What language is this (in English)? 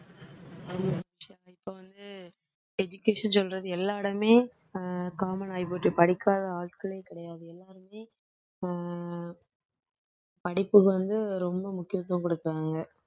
Tamil